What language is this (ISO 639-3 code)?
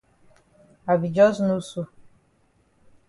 wes